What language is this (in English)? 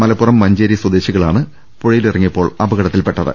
Malayalam